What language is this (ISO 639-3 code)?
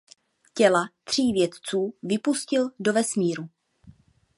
ces